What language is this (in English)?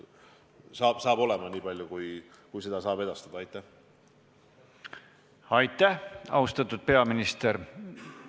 Estonian